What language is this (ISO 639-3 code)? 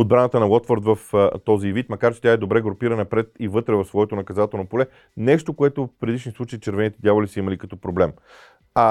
bul